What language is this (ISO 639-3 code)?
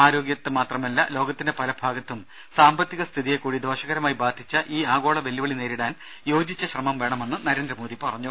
mal